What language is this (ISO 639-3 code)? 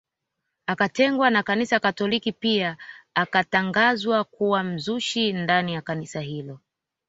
swa